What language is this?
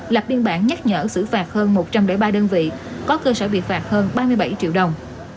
Vietnamese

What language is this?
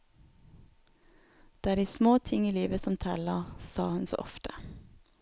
Norwegian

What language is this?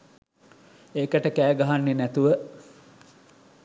Sinhala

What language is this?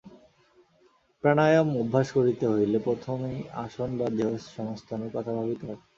Bangla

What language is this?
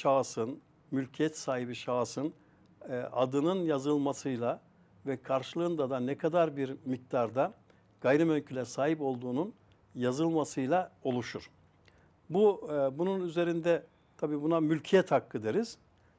Turkish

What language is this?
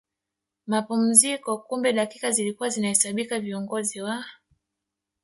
Swahili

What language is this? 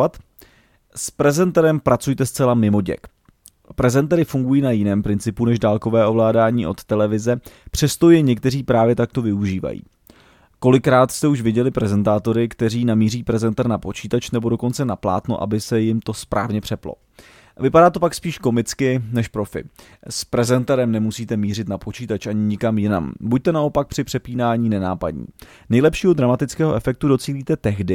Czech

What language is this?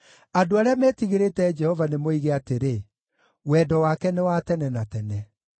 Kikuyu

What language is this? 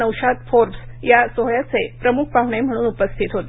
Marathi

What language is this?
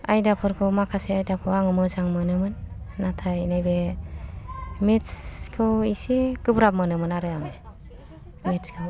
Bodo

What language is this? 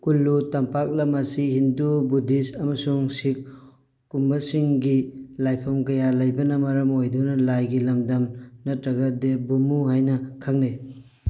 Manipuri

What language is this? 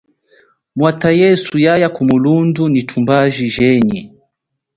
Chokwe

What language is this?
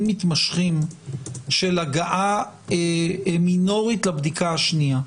Hebrew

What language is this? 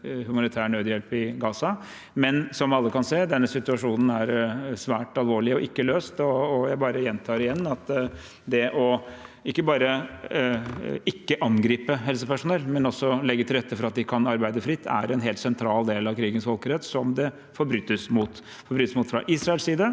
Norwegian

